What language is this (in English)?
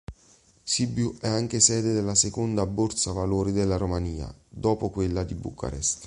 Italian